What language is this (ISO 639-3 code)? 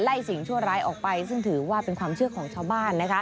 tha